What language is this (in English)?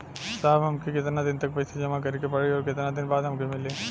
Bhojpuri